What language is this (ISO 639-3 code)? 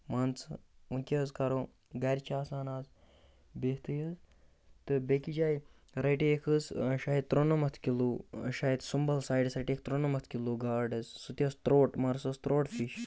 kas